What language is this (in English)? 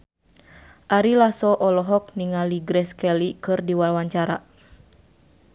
Sundanese